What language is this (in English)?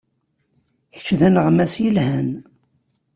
Kabyle